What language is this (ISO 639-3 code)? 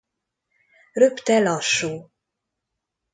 hun